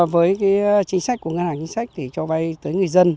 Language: Vietnamese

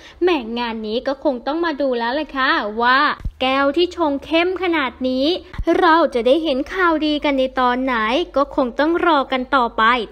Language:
Thai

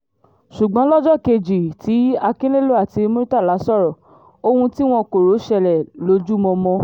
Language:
Yoruba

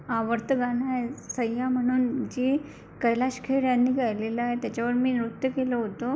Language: Marathi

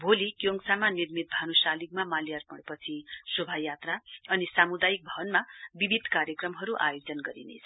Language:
Nepali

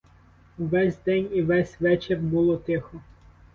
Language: Ukrainian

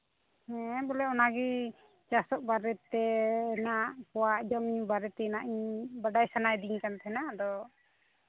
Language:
Santali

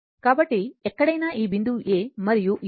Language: Telugu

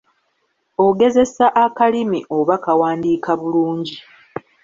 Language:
Ganda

